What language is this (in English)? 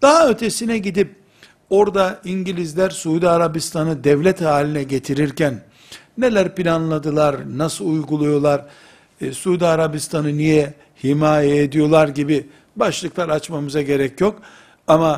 Turkish